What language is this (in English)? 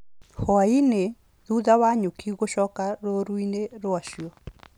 Kikuyu